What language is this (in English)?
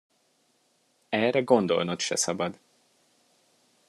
Hungarian